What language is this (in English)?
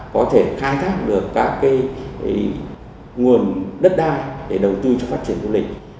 Vietnamese